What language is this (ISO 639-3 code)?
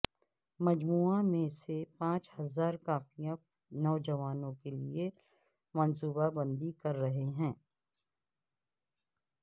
urd